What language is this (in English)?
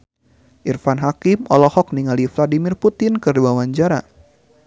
Sundanese